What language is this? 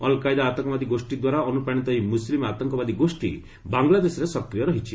Odia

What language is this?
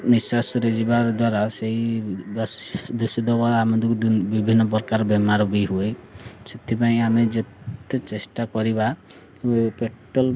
Odia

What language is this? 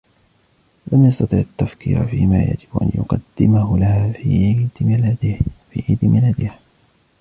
Arabic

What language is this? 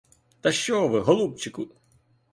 Ukrainian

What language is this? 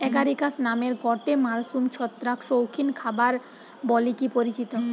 Bangla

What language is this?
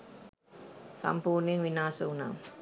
Sinhala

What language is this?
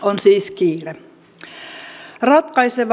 Finnish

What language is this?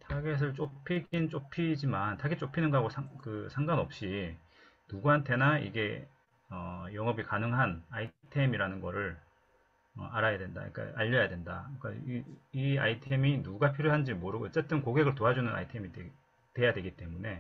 Korean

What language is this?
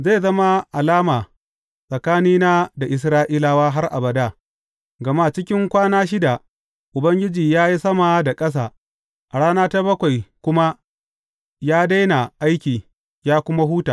Hausa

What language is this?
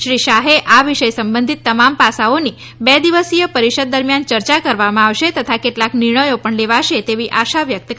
Gujarati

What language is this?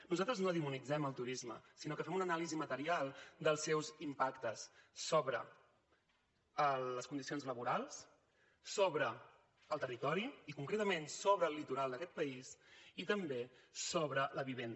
Catalan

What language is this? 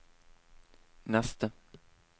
Norwegian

